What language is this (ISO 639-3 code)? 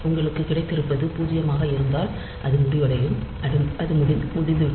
tam